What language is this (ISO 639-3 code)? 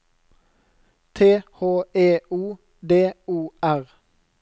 nor